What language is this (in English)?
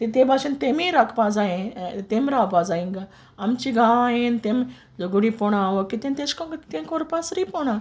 Konkani